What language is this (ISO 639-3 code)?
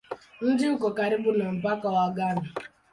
swa